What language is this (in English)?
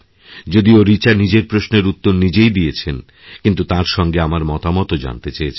Bangla